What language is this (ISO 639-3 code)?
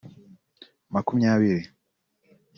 kin